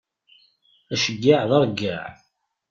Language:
Kabyle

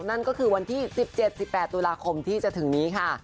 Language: Thai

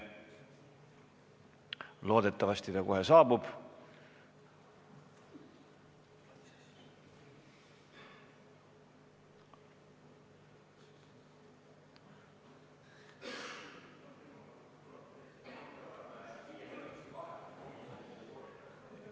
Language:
Estonian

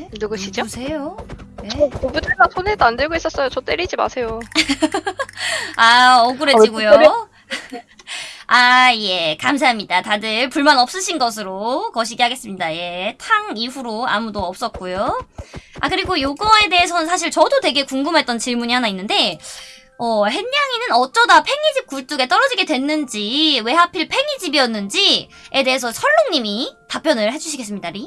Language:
Korean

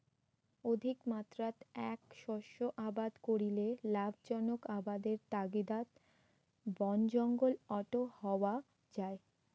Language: Bangla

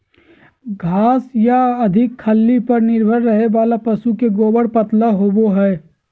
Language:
Magahi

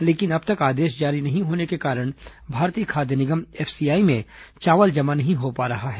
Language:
Hindi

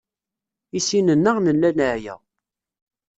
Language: Kabyle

